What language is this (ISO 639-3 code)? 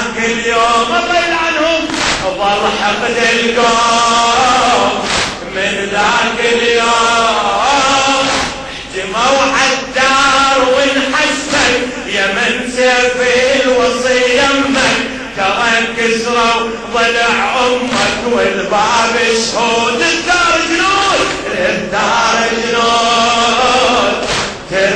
ara